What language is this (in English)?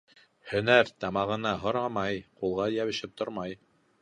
Bashkir